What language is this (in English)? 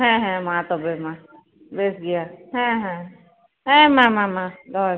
Santali